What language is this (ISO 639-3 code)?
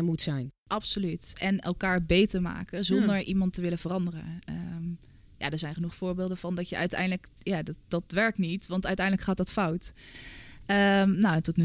nld